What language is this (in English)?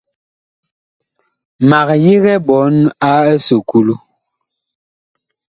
Bakoko